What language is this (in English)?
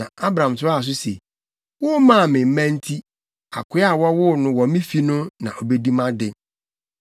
Akan